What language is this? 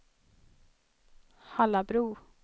Swedish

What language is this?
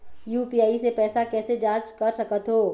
Chhattisgarhi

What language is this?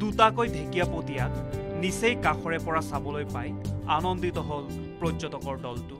Bangla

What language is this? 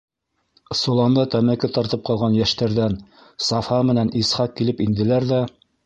Bashkir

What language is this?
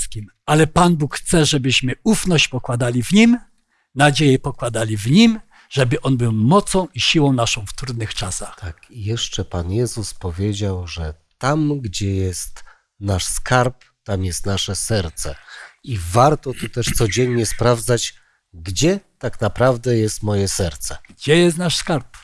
Polish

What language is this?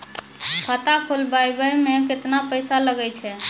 Maithili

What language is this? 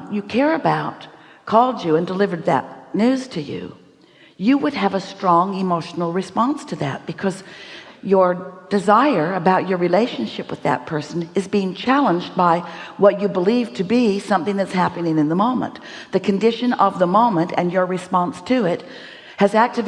English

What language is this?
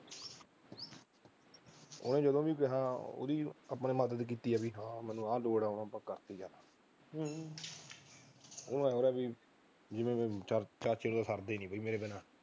Punjabi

